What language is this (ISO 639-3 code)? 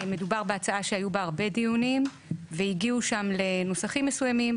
heb